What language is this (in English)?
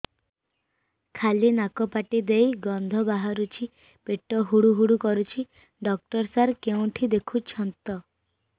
Odia